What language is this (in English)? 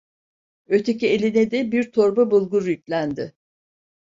Turkish